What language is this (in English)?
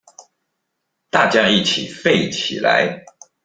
Chinese